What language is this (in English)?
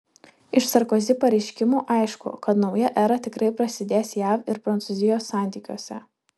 Lithuanian